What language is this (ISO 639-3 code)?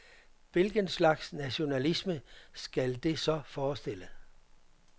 dan